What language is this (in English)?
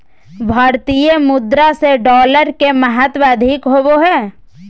Magahi